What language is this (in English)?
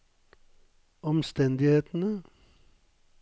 Norwegian